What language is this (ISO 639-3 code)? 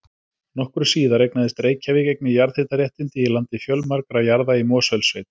isl